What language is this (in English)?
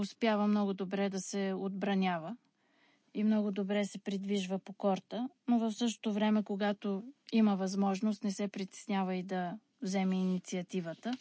Bulgarian